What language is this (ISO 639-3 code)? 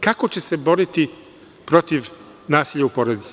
srp